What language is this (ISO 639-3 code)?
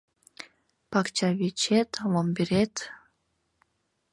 chm